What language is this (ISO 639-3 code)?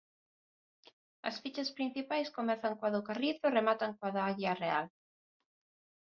glg